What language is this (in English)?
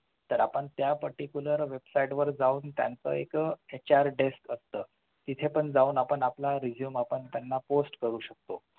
Marathi